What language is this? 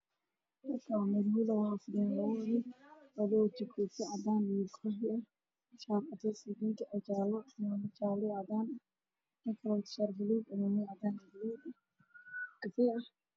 Somali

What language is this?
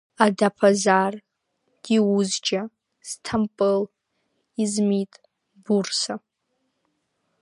Abkhazian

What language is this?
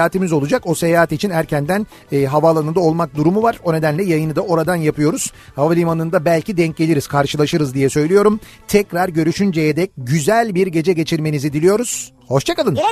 Turkish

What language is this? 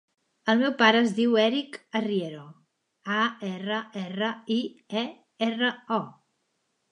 Catalan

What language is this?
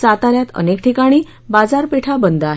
Marathi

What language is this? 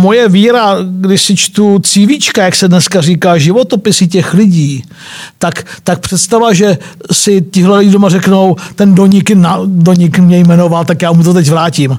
Czech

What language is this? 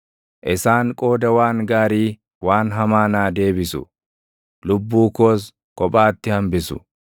Oromo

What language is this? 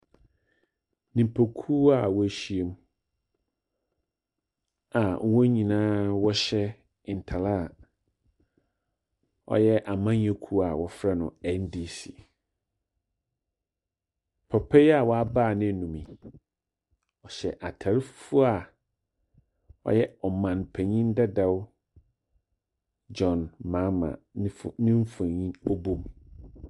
Akan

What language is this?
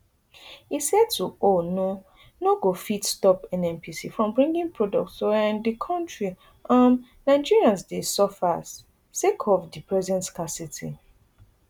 Nigerian Pidgin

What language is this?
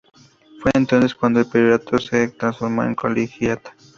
Spanish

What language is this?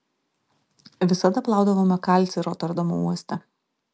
Lithuanian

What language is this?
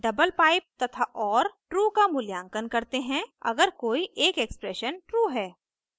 Hindi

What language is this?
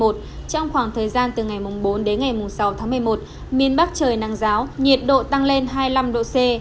Vietnamese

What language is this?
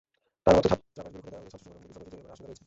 Bangla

